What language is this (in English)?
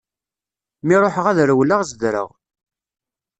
Kabyle